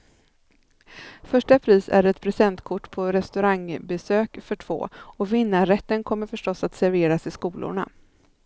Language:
Swedish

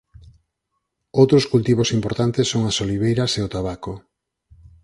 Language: Galician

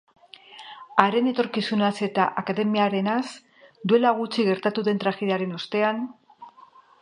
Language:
Basque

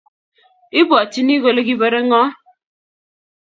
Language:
Kalenjin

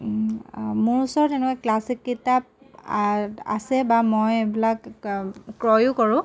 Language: Assamese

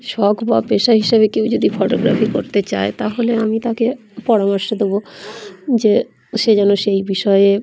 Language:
Bangla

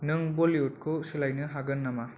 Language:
Bodo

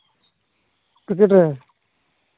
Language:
Santali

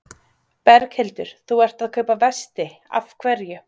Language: Icelandic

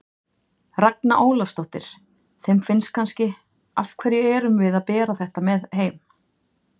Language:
Icelandic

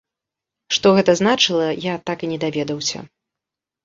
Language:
Belarusian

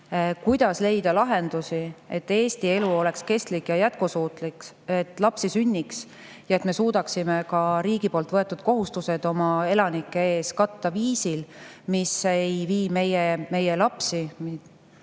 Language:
Estonian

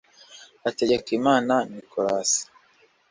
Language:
Kinyarwanda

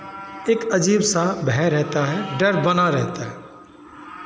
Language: Hindi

